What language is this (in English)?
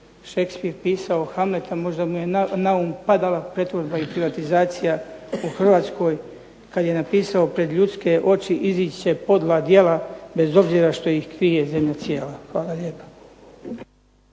Croatian